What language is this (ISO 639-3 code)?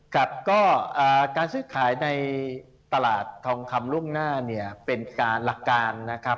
tha